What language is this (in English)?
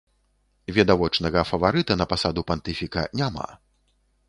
Belarusian